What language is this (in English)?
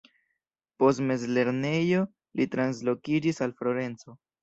Esperanto